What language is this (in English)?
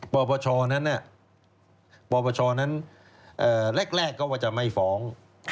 Thai